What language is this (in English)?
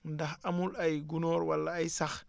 Wolof